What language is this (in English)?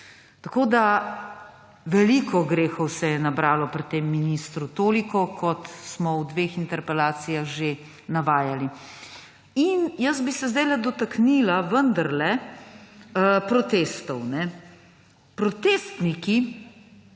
Slovenian